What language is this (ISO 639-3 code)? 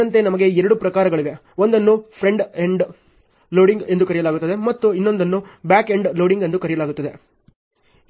kan